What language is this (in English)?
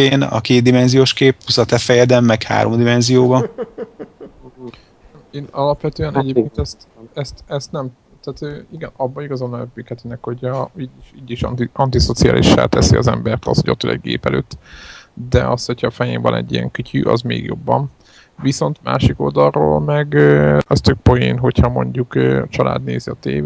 Hungarian